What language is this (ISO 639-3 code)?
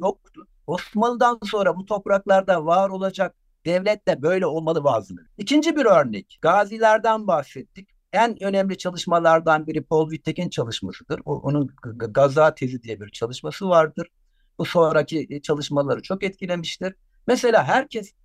tur